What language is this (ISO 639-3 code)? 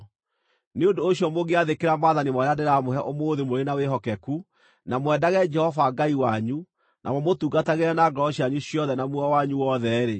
kik